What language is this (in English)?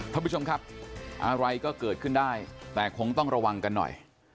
Thai